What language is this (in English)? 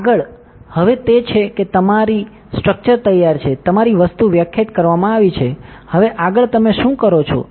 Gujarati